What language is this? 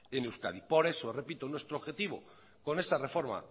Spanish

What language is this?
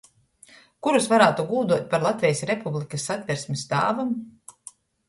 Latgalian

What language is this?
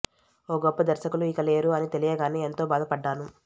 Telugu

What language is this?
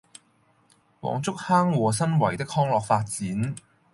Cantonese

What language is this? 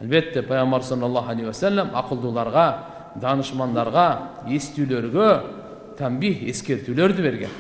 Turkish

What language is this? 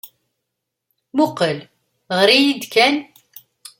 Kabyle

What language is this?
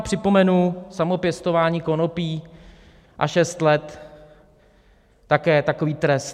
Czech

